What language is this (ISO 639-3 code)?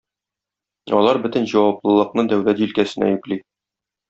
tat